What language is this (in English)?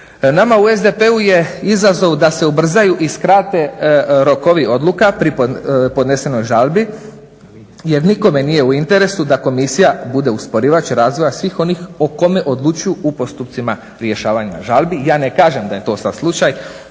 Croatian